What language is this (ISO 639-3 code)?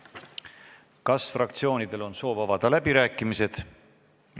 est